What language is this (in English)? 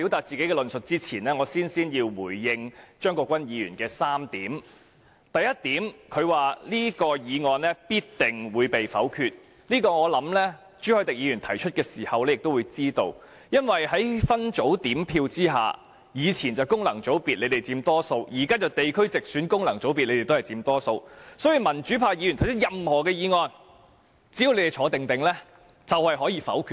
Cantonese